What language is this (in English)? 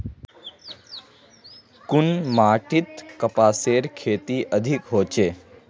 Magahi